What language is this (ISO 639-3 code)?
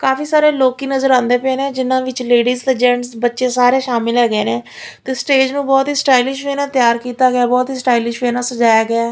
pan